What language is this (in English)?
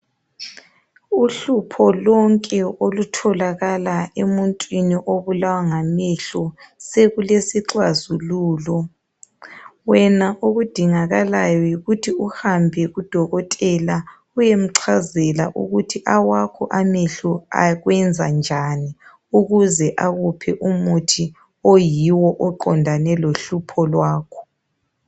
North Ndebele